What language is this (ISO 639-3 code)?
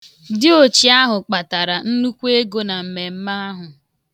ibo